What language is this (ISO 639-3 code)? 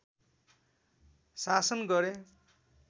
nep